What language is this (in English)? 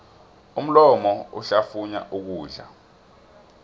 South Ndebele